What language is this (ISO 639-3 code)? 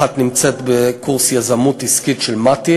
heb